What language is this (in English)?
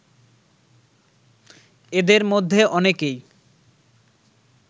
Bangla